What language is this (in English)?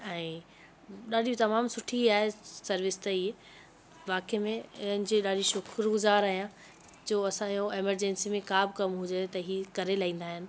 Sindhi